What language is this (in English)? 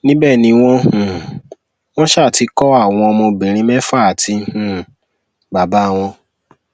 Yoruba